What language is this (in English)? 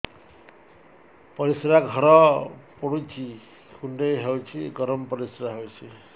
Odia